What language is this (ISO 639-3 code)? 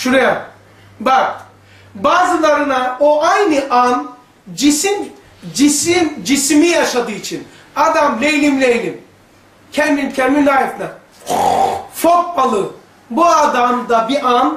tur